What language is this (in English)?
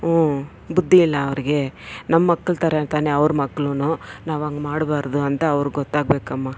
Kannada